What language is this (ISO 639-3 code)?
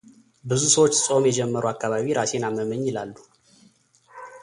amh